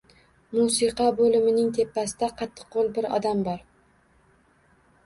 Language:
Uzbek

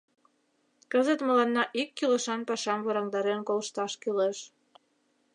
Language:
Mari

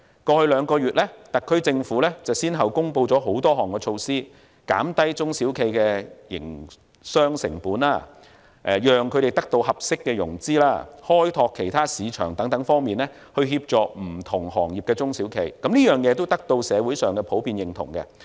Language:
Cantonese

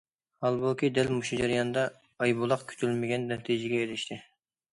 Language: Uyghur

